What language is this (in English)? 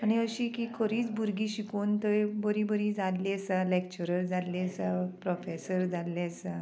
Konkani